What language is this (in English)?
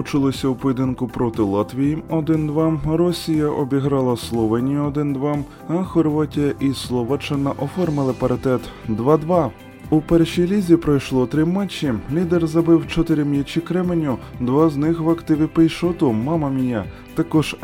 Ukrainian